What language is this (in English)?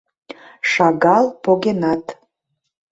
Mari